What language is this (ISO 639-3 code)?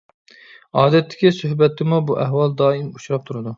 uig